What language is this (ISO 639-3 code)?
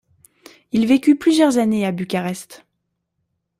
fra